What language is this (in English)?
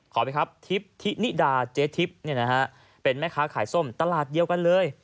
Thai